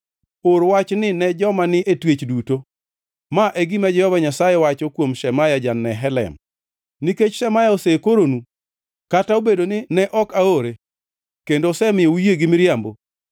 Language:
Luo (Kenya and Tanzania)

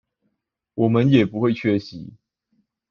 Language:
Chinese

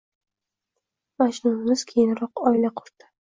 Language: Uzbek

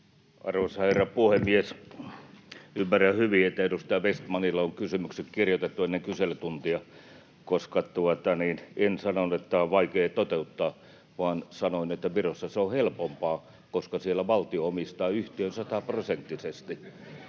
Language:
Finnish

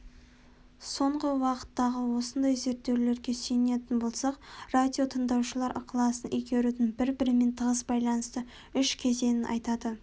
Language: Kazakh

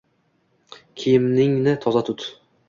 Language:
Uzbek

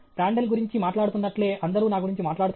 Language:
Telugu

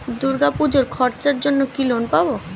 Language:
Bangla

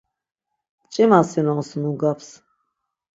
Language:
Laz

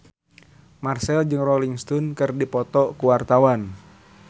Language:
Sundanese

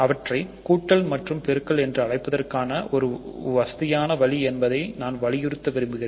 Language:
Tamil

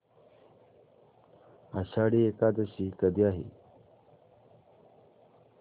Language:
Marathi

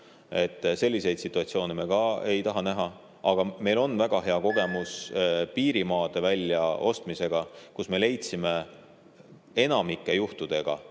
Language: Estonian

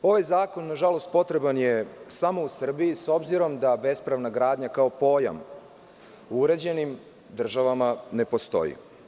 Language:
Serbian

